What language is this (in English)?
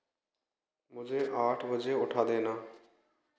Hindi